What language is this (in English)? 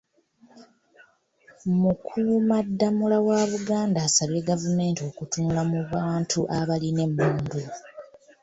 Ganda